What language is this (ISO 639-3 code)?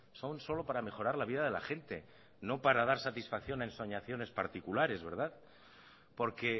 spa